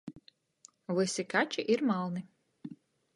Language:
Latgalian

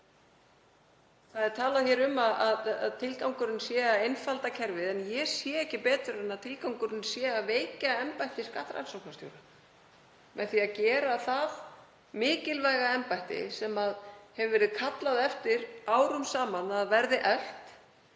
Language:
Icelandic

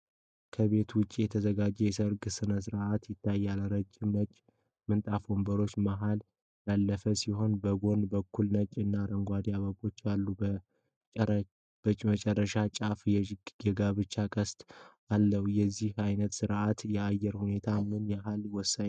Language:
Amharic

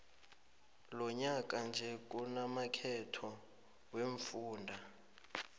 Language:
South Ndebele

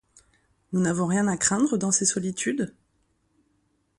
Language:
French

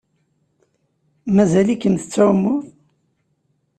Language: Kabyle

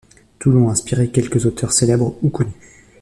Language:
French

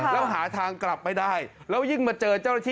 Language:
Thai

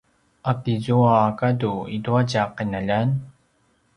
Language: Paiwan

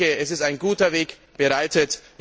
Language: German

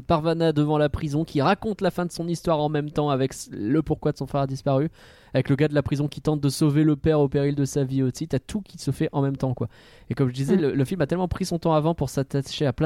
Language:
French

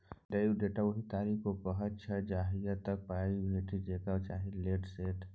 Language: Maithili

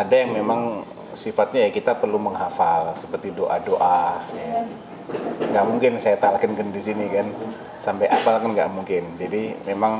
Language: Indonesian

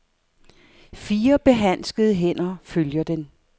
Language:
Danish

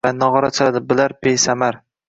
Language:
Uzbek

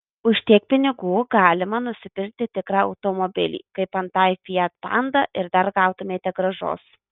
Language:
Lithuanian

